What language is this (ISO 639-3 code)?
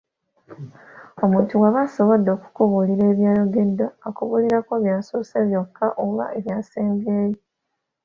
lug